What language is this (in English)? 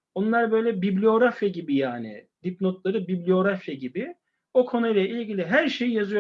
Turkish